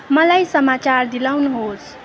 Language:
Nepali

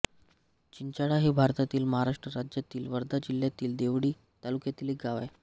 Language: Marathi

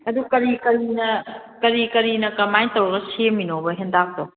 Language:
Manipuri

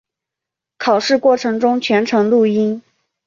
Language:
Chinese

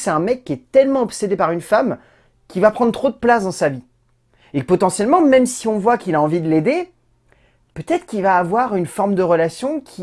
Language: French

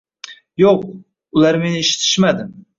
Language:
Uzbek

